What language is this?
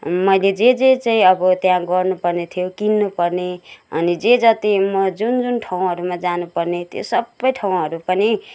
Nepali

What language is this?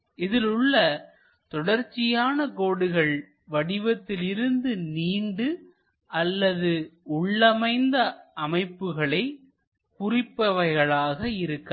Tamil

